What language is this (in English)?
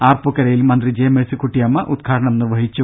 Malayalam